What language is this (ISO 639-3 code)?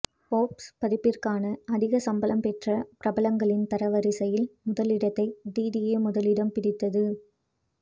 tam